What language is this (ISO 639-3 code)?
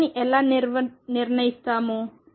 tel